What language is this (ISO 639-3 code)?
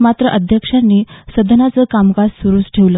mar